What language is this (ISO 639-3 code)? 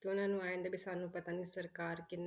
pan